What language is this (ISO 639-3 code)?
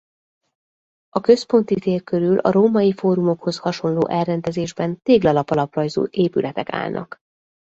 hun